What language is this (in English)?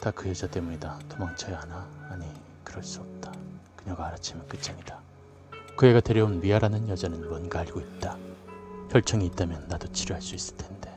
Korean